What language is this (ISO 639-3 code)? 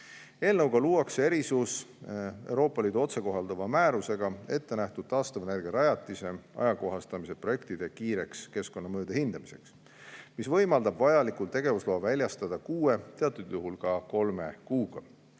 est